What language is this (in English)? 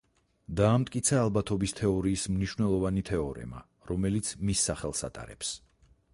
Georgian